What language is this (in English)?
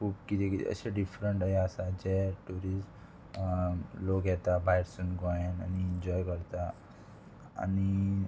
Konkani